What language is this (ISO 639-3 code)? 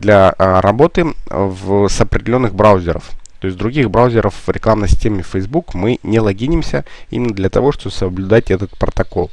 rus